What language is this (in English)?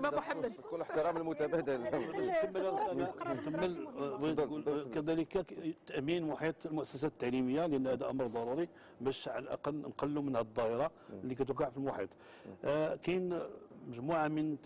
Arabic